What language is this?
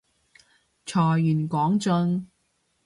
Cantonese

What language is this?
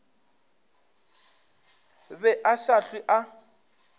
Northern Sotho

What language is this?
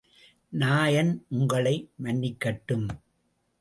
Tamil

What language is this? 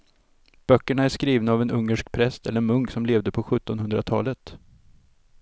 Swedish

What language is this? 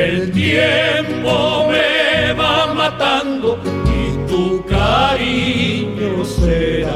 Italian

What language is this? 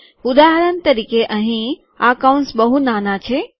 Gujarati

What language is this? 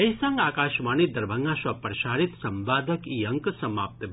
Maithili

